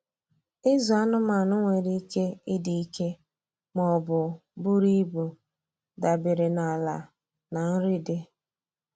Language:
Igbo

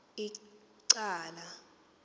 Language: Xhosa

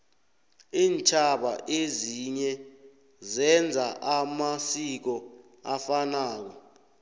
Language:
South Ndebele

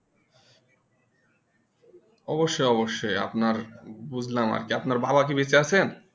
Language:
Bangla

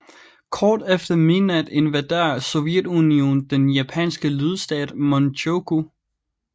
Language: Danish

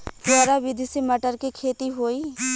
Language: Bhojpuri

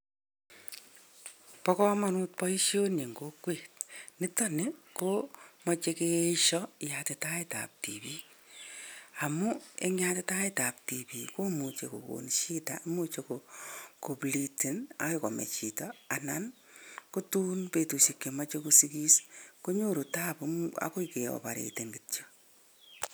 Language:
Kalenjin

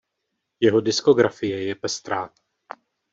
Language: Czech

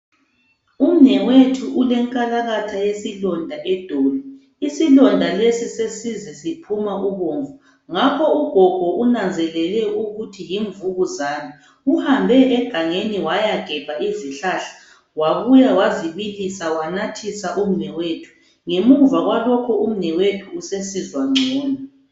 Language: North Ndebele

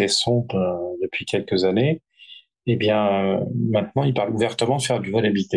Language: French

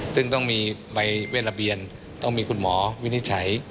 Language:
Thai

